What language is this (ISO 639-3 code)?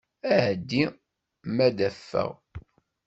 kab